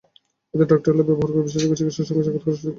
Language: Bangla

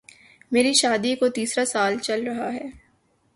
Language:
Urdu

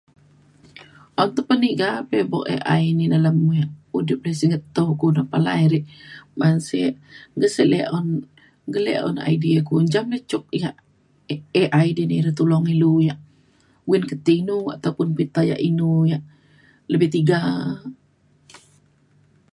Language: Mainstream Kenyah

